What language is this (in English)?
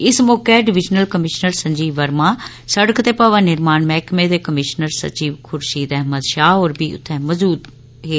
Dogri